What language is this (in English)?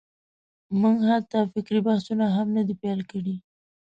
Pashto